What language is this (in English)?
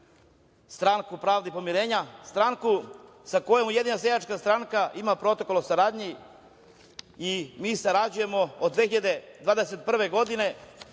Serbian